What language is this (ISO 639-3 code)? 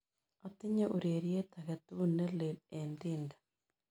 kln